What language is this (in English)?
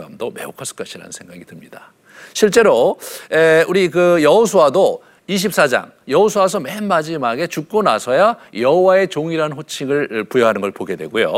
Korean